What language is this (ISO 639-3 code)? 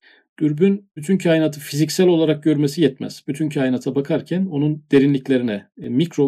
tur